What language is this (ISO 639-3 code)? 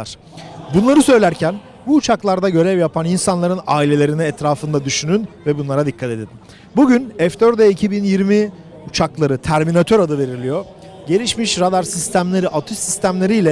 tur